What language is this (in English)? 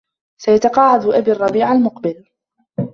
Arabic